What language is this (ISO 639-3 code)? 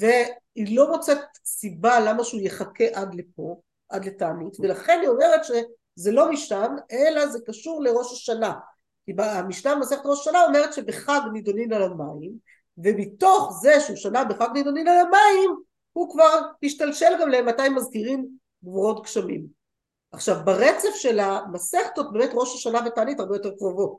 heb